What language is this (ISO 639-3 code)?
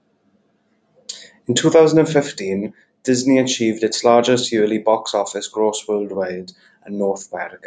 eng